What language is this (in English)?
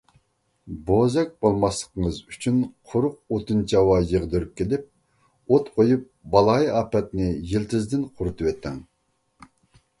Uyghur